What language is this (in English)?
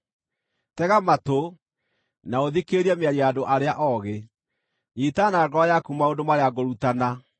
Kikuyu